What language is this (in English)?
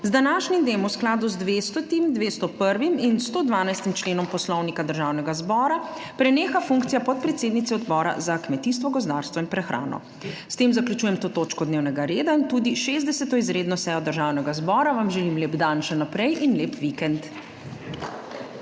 Slovenian